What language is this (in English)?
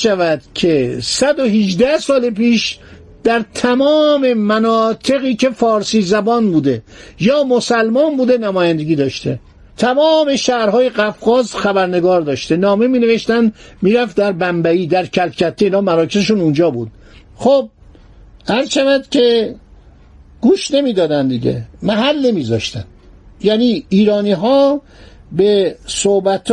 Persian